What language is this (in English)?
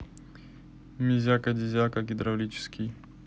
Russian